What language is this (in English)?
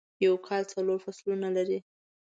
Pashto